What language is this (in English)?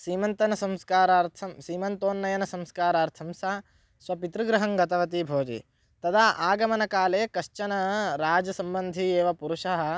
Sanskrit